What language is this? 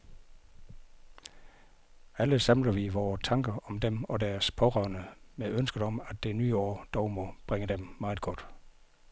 Danish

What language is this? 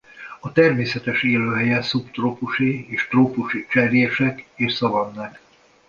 Hungarian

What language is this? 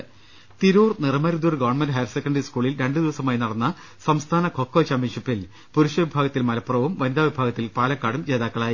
Malayalam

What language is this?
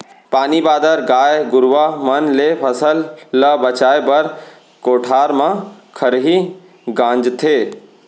Chhattisgarhi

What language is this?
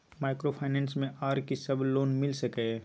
Maithili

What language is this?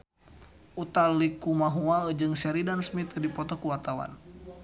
Sundanese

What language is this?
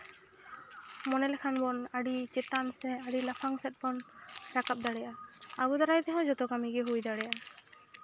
Santali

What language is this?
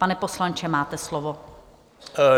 Czech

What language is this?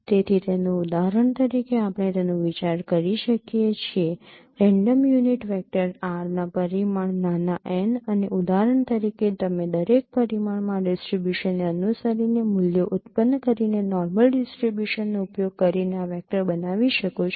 Gujarati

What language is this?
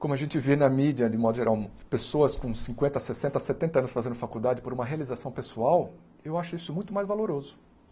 Portuguese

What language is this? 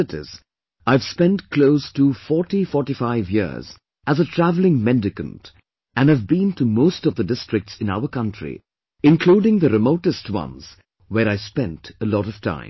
English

